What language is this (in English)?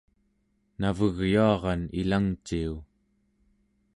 Central Yupik